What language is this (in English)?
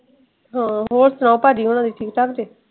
Punjabi